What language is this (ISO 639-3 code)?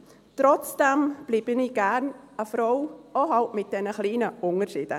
gsw